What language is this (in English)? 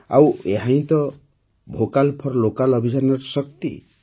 Odia